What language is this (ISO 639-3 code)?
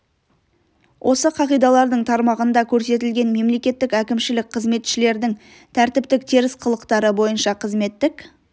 kaz